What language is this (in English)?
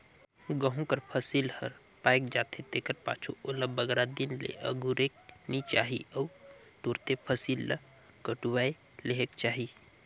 Chhattisgarhi